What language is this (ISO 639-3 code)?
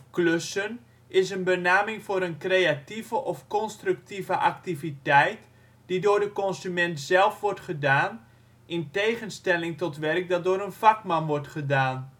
nld